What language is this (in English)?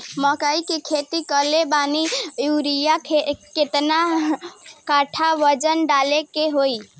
Bhojpuri